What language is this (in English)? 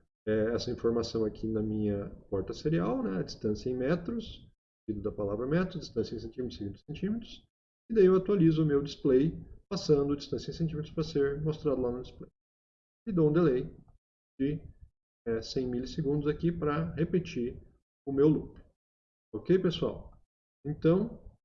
Portuguese